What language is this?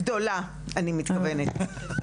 Hebrew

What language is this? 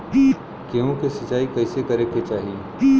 Bhojpuri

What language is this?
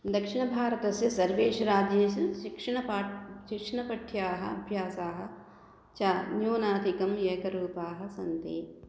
Sanskrit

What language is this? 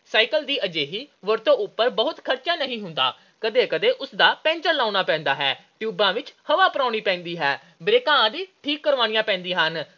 Punjabi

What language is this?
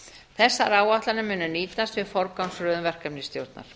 Icelandic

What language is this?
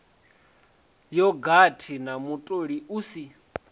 Venda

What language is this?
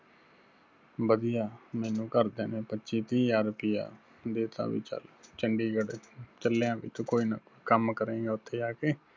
Punjabi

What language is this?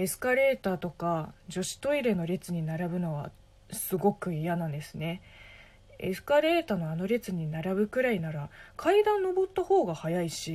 Japanese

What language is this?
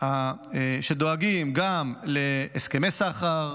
Hebrew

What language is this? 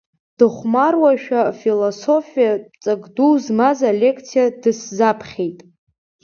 Abkhazian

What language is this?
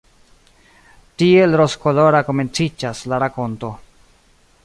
Esperanto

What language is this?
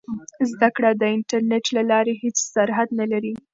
Pashto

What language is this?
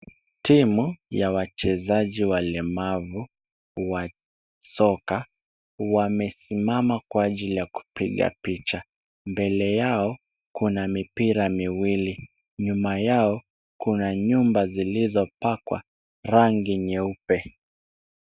Swahili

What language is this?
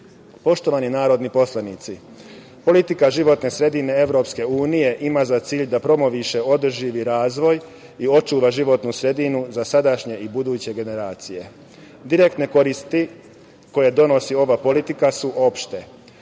Serbian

